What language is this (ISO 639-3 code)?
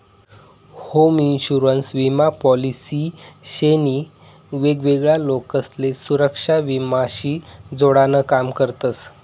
mar